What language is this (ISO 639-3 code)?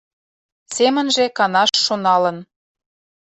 chm